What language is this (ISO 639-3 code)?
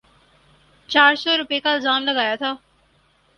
urd